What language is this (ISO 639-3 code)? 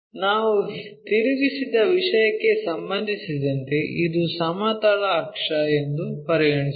kan